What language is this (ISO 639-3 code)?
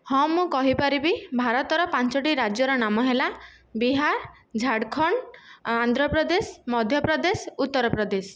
ori